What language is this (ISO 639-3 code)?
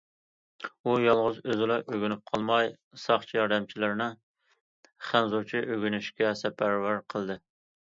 uig